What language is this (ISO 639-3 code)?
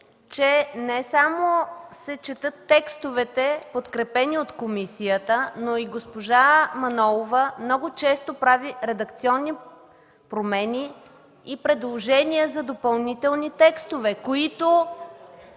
bul